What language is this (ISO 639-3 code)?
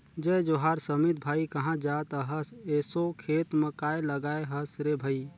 hne